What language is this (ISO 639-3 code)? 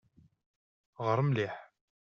kab